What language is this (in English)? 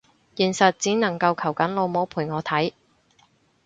Cantonese